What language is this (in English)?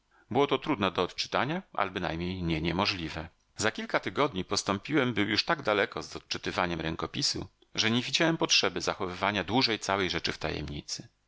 Polish